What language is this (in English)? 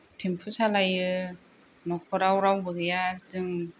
Bodo